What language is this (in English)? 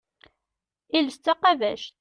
Kabyle